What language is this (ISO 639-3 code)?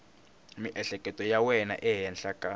tso